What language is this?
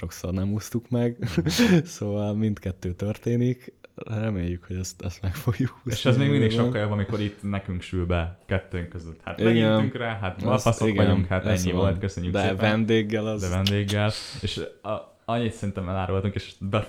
Hungarian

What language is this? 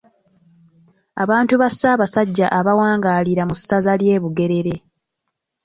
Ganda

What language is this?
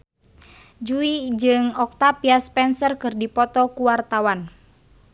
Sundanese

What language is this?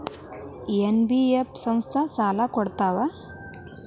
Kannada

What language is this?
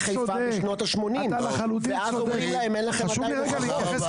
Hebrew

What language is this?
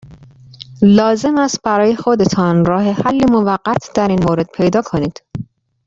Persian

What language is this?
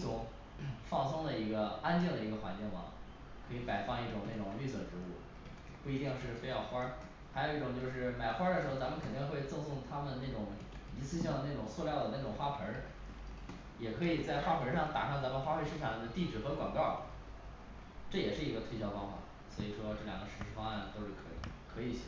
Chinese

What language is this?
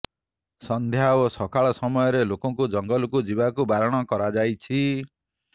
Odia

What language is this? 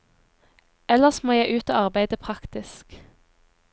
Norwegian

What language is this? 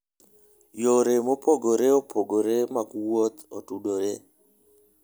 Luo (Kenya and Tanzania)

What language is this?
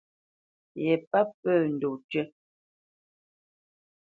Bamenyam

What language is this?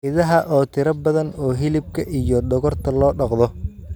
Somali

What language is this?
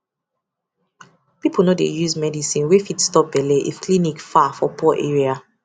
Nigerian Pidgin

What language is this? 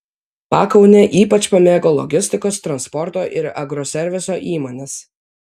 Lithuanian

